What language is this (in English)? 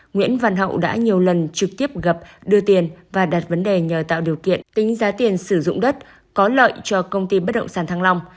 Vietnamese